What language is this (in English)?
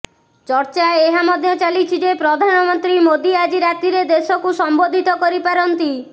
Odia